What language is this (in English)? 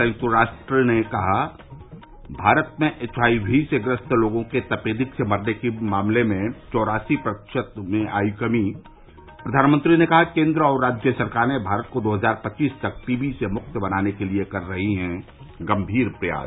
Hindi